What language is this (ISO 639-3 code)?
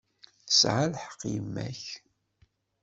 kab